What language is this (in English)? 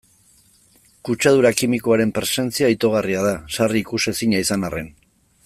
Basque